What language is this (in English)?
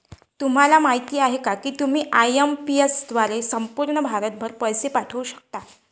Marathi